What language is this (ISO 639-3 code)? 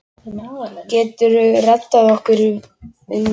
isl